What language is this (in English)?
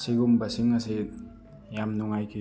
Manipuri